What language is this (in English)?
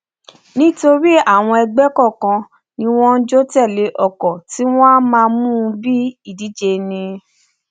Yoruba